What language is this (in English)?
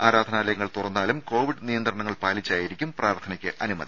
Malayalam